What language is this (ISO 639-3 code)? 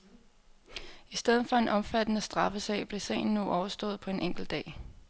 dan